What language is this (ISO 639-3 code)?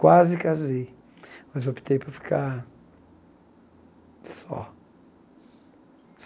por